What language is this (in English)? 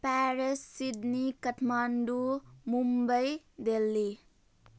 Nepali